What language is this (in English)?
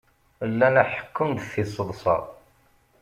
Kabyle